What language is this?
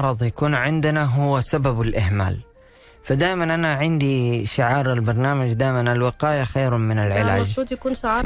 Arabic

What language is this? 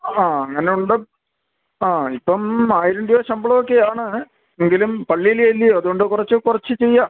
Malayalam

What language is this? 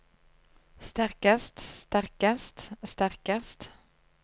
Norwegian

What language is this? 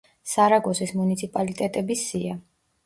Georgian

